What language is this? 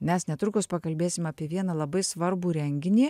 Lithuanian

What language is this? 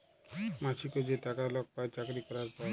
Bangla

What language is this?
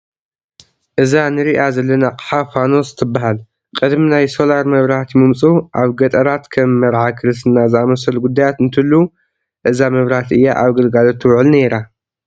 Tigrinya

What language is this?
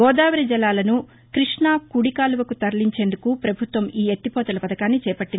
Telugu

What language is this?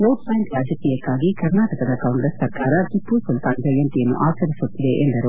Kannada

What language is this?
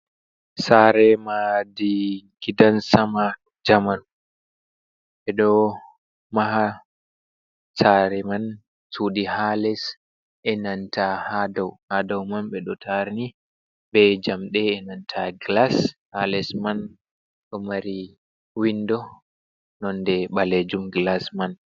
Fula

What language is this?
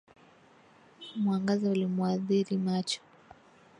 Swahili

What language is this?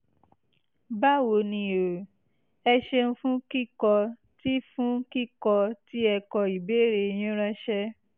Yoruba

